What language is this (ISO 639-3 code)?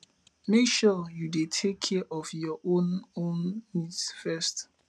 pcm